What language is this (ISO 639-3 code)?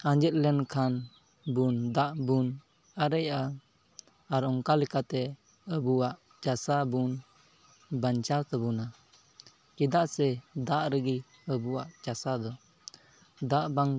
sat